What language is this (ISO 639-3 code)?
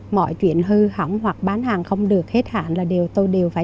vie